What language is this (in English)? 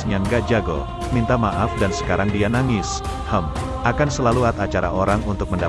Indonesian